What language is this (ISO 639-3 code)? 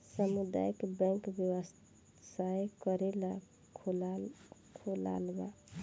bho